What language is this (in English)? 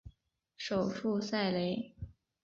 Chinese